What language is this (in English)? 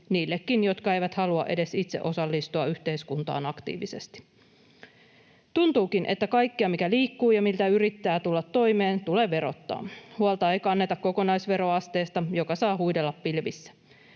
Finnish